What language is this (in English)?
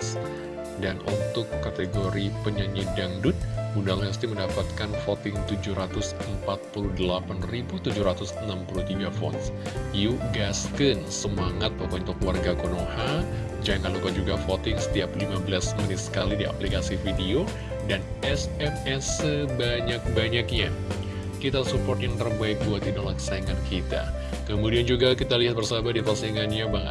Indonesian